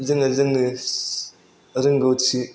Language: Bodo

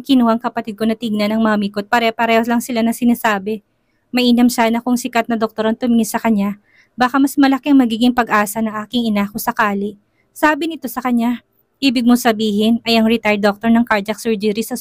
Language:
Filipino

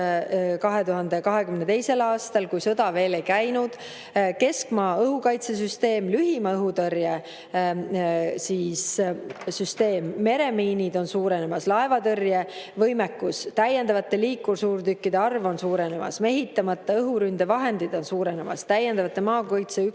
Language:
Estonian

